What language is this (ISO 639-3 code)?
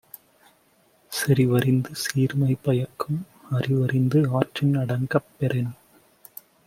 tam